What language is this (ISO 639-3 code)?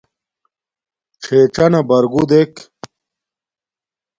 dmk